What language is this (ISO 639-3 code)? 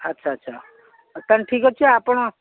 ori